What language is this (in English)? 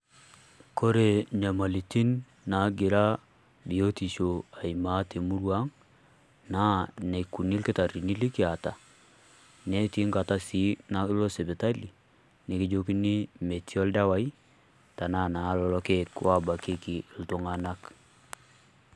Masai